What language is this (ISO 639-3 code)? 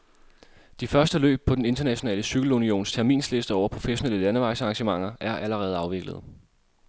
dan